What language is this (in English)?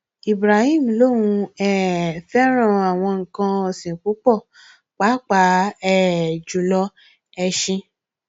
Yoruba